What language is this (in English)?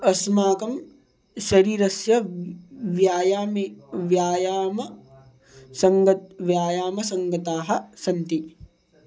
Sanskrit